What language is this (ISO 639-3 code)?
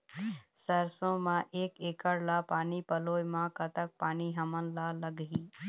hne